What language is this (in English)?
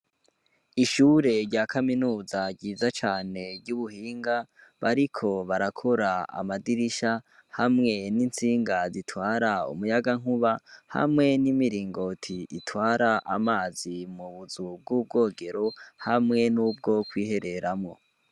Rundi